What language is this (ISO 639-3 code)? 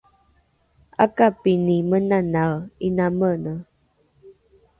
dru